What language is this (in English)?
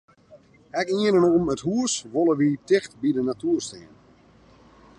Western Frisian